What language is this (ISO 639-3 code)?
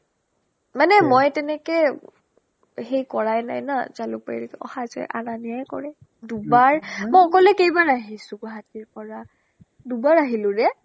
asm